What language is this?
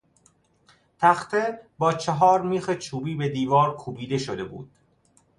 Persian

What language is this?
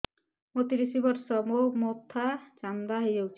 Odia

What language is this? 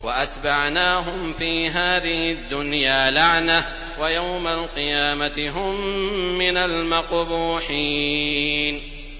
Arabic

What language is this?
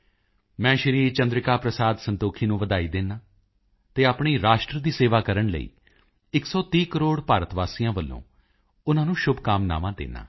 Punjabi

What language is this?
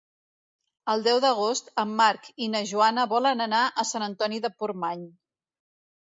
Catalan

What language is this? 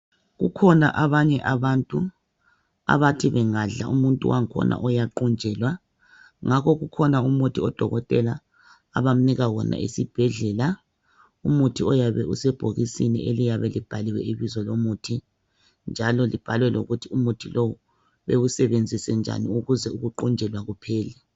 North Ndebele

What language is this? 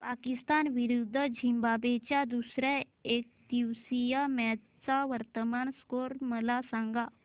Marathi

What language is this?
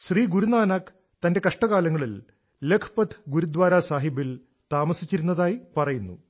Malayalam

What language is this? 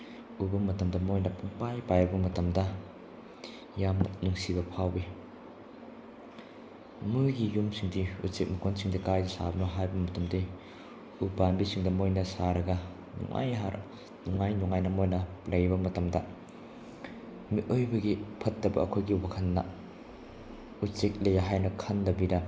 Manipuri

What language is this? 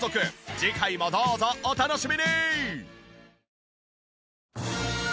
Japanese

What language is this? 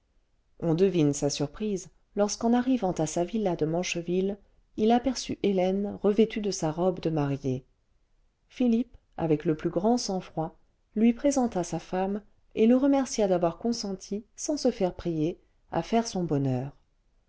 French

